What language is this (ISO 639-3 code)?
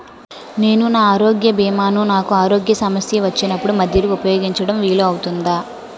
tel